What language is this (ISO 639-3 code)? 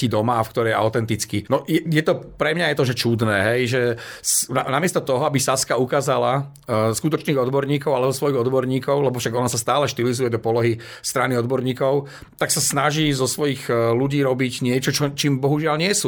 slk